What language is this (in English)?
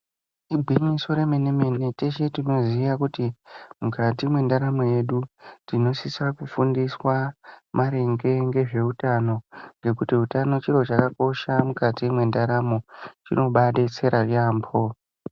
Ndau